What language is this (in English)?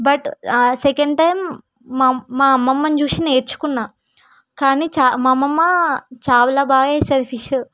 Telugu